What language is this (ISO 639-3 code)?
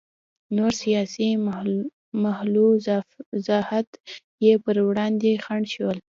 pus